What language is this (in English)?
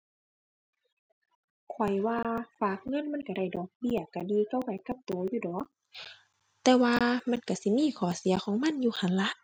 Thai